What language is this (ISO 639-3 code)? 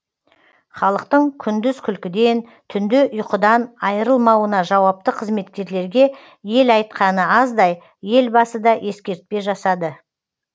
kaz